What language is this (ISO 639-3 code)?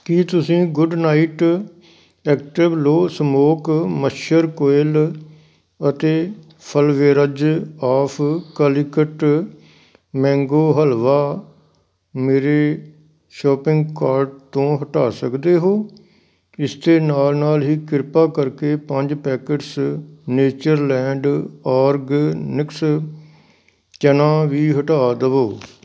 pan